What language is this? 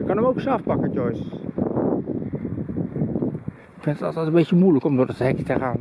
Dutch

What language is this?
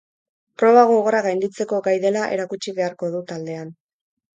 Basque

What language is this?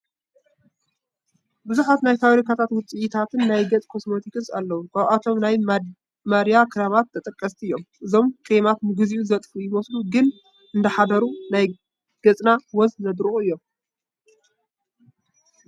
Tigrinya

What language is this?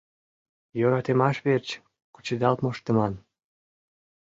Mari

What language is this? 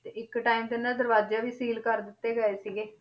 Punjabi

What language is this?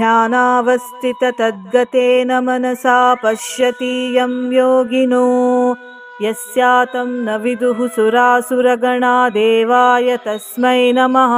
Kannada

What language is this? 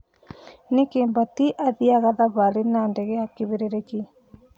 Kikuyu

